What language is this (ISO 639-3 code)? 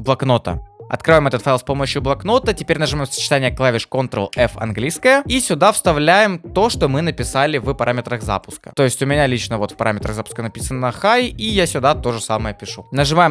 rus